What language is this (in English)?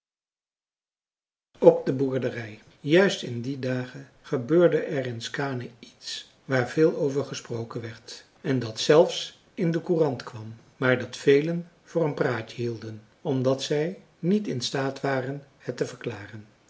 Dutch